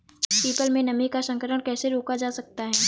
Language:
Hindi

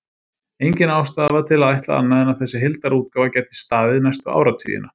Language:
Icelandic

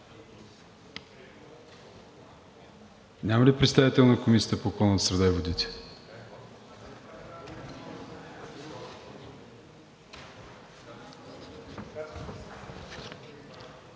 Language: Bulgarian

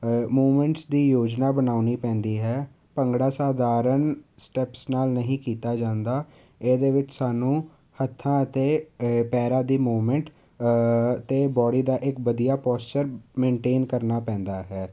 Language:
Punjabi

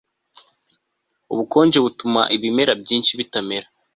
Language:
Kinyarwanda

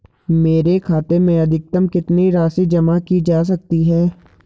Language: Hindi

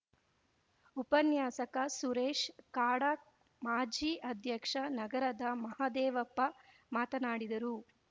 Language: Kannada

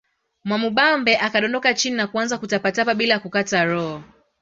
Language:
Swahili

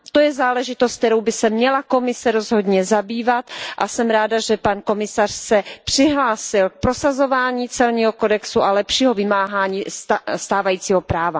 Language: Czech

